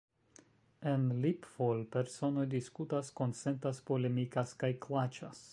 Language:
Esperanto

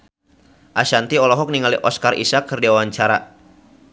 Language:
Sundanese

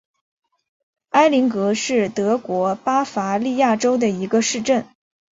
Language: Chinese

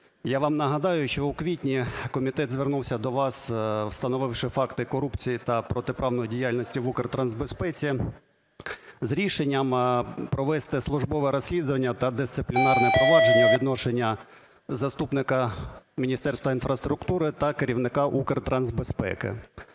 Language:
Ukrainian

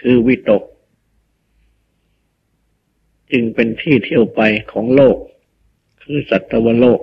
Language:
Thai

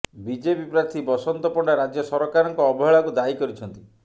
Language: Odia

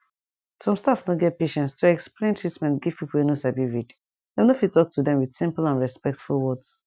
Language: Nigerian Pidgin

